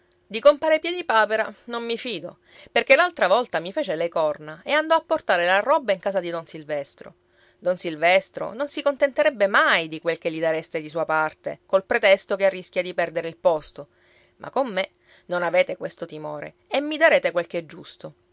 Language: Italian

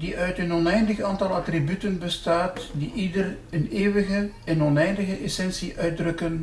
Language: Dutch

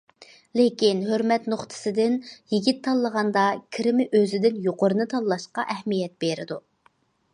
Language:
Uyghur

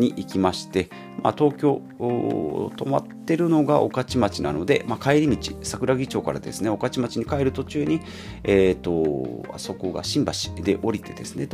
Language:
Japanese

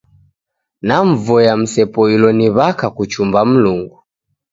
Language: Taita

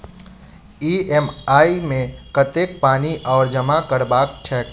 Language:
Maithili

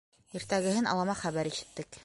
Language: Bashkir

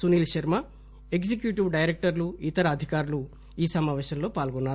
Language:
Telugu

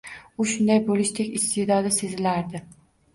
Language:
Uzbek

